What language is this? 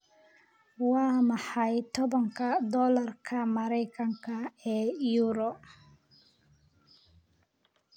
Somali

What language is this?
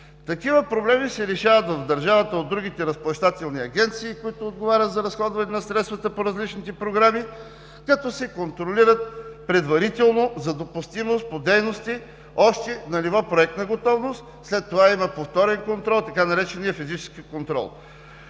Bulgarian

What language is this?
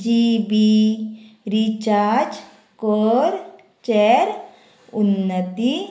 Konkani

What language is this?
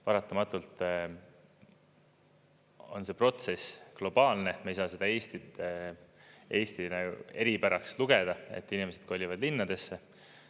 Estonian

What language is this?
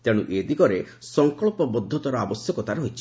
Odia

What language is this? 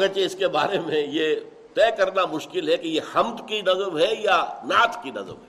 Urdu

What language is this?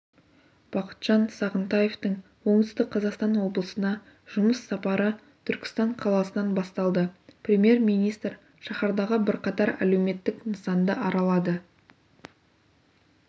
Kazakh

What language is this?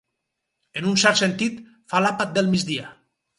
Catalan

